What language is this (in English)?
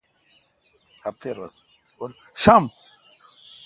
Kalkoti